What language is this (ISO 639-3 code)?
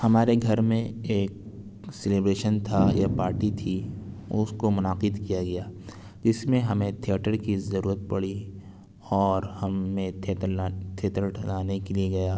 urd